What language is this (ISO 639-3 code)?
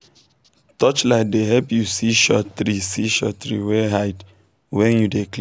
pcm